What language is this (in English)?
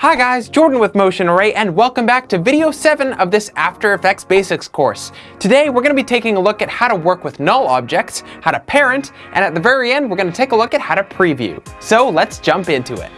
English